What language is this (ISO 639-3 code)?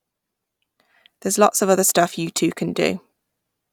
eng